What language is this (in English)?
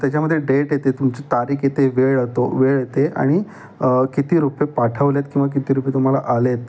Marathi